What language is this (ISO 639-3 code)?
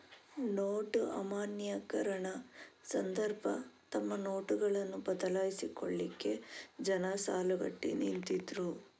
kan